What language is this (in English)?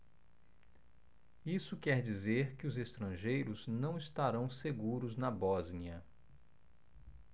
Portuguese